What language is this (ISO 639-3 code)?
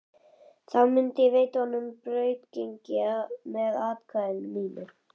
isl